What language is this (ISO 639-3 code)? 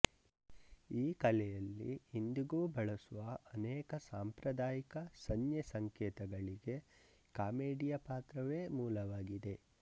kan